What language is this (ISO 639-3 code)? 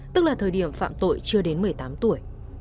vie